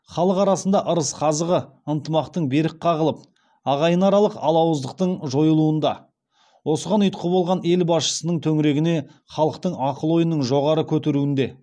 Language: Kazakh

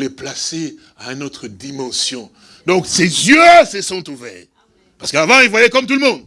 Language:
French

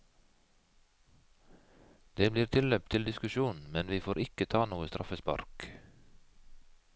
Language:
Norwegian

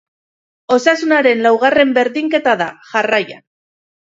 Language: Basque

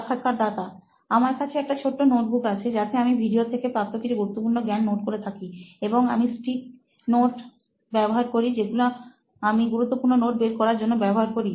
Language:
Bangla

